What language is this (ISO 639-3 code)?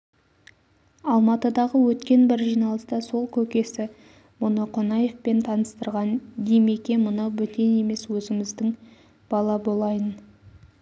kaz